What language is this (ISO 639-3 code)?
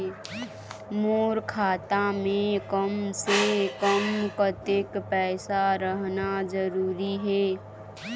hne